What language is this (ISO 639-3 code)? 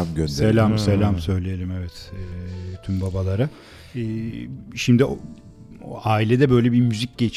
tur